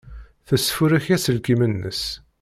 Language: Kabyle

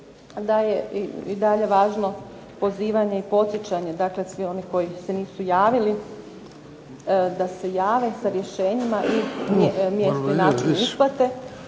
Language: Croatian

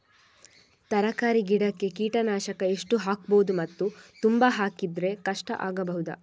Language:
Kannada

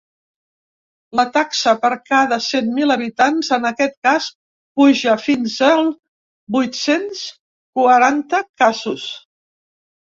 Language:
Catalan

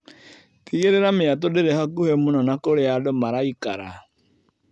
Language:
Kikuyu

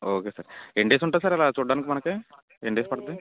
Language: Telugu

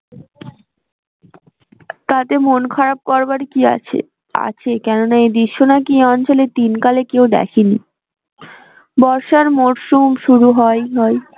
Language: Bangla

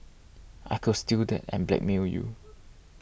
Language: English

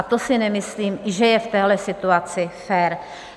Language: Czech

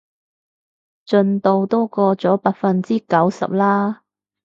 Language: Cantonese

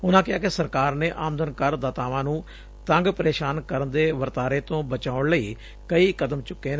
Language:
Punjabi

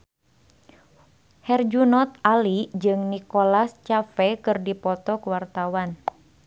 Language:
Sundanese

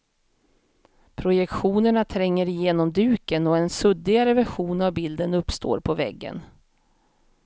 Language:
Swedish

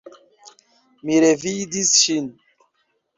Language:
Esperanto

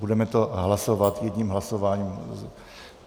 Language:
Czech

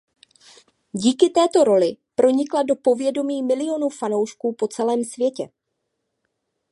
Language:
Czech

